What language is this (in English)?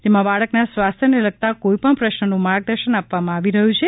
Gujarati